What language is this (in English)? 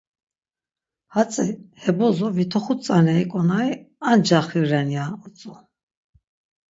Laz